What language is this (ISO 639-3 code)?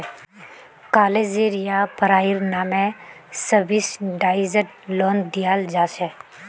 mag